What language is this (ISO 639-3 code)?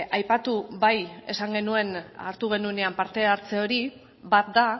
eus